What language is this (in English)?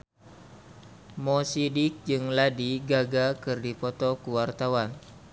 Sundanese